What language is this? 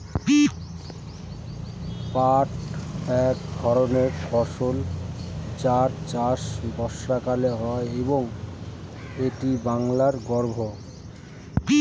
Bangla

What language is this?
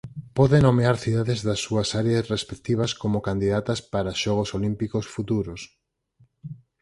Galician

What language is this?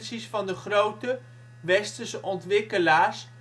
Dutch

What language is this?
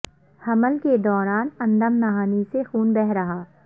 Urdu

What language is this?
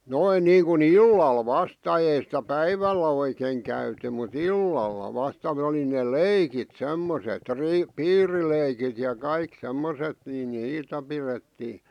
Finnish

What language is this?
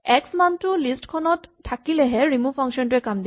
Assamese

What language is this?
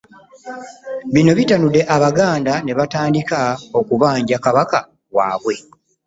Ganda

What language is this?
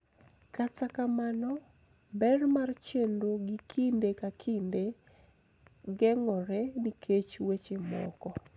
Luo (Kenya and Tanzania)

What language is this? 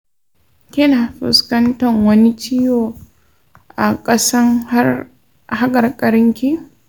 Hausa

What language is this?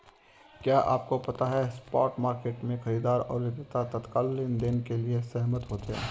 Hindi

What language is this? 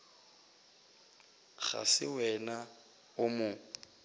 Northern Sotho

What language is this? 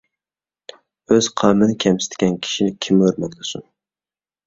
Uyghur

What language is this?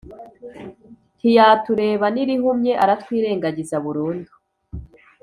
Kinyarwanda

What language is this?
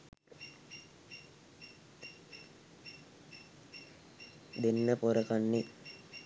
Sinhala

